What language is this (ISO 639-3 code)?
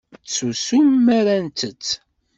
kab